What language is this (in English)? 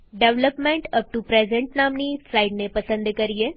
Gujarati